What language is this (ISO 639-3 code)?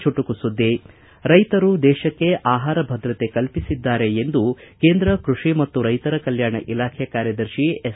kan